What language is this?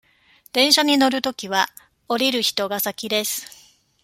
Japanese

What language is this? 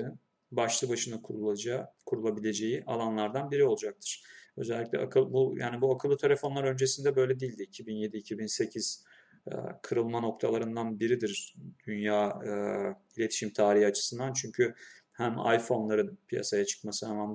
Turkish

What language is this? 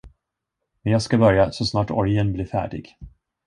Swedish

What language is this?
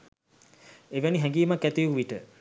Sinhala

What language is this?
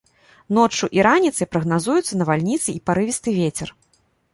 Belarusian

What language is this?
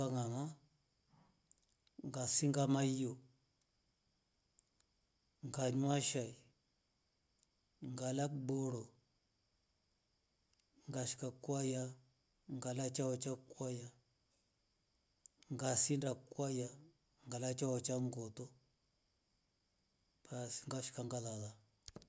Rombo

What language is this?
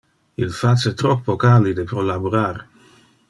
Interlingua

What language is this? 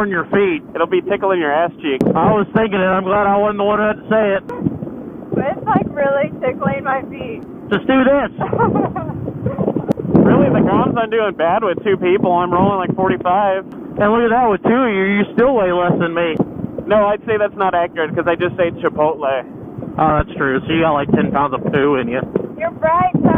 English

